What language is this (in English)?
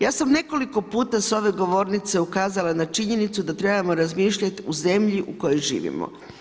Croatian